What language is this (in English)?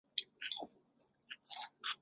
Chinese